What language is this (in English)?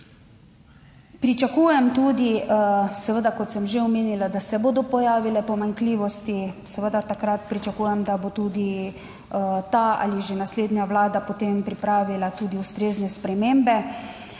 Slovenian